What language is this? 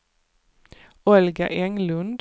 Swedish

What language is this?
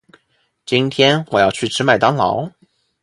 Chinese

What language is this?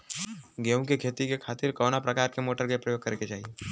Bhojpuri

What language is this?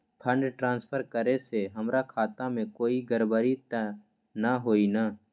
Magahi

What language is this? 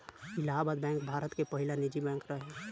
Bhojpuri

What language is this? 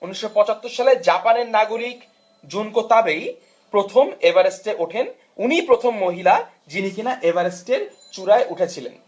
Bangla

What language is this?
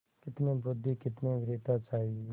Hindi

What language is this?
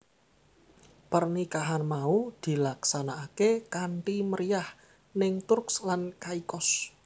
Javanese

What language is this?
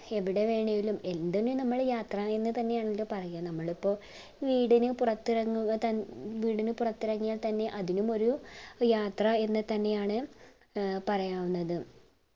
Malayalam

